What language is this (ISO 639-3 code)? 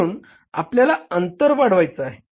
mar